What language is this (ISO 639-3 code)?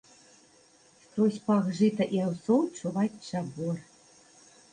bel